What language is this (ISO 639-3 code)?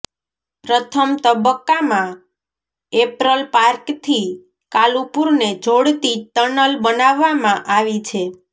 guj